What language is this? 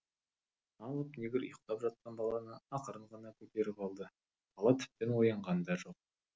Kazakh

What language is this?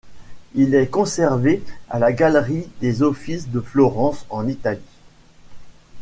French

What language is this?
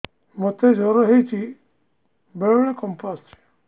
Odia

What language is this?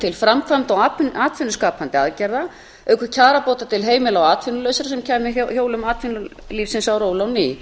Icelandic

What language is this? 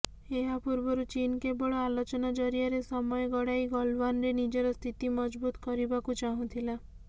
Odia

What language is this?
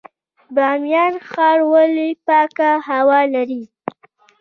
Pashto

